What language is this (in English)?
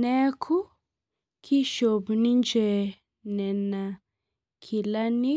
Masai